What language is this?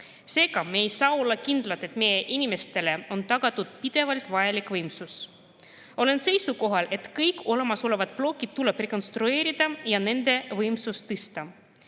Estonian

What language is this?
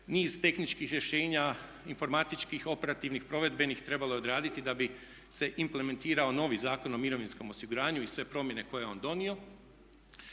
Croatian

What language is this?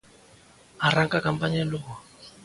Galician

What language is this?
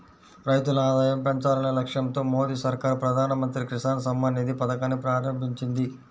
Telugu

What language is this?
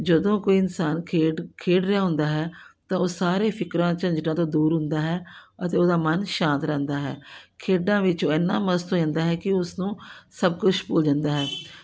Punjabi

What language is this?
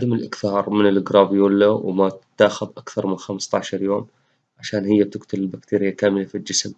Arabic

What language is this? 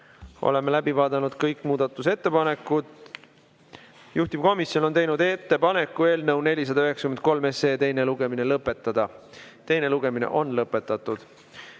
Estonian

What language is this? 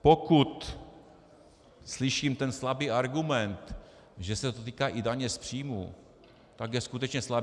Czech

